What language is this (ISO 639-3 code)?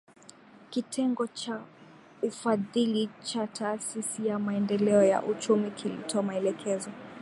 swa